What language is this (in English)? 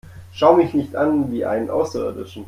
German